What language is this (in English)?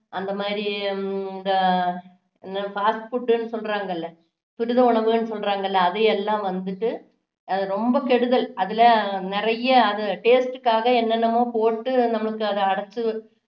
Tamil